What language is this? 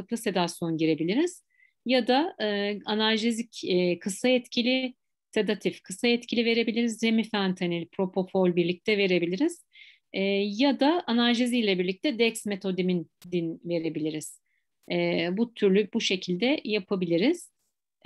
Turkish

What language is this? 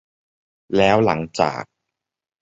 Thai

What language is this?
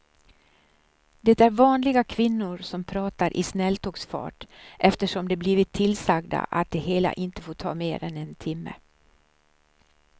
Swedish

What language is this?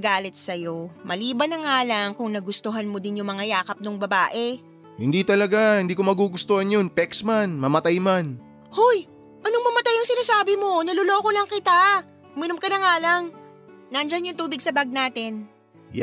Filipino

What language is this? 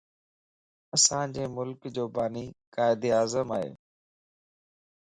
Lasi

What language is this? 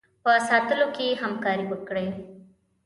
Pashto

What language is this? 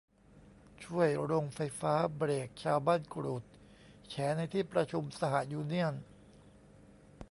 Thai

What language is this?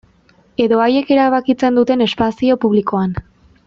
Basque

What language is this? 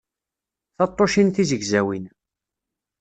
Kabyle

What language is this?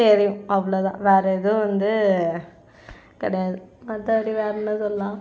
Tamil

